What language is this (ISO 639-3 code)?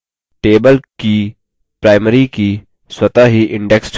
hin